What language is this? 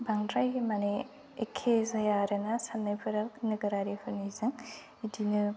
Bodo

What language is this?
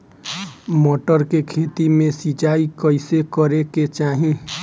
Bhojpuri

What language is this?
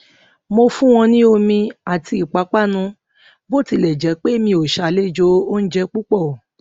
Yoruba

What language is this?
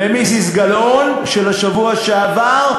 Hebrew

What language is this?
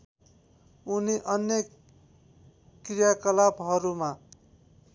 Nepali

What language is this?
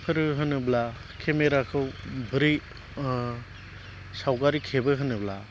Bodo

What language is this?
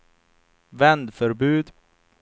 Swedish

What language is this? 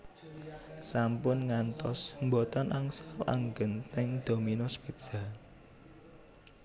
Javanese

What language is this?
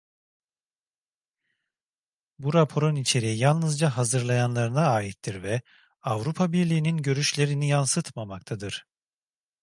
Turkish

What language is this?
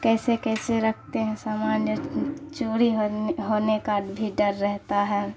Urdu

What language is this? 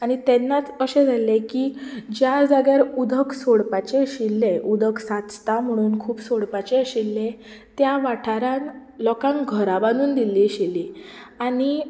Konkani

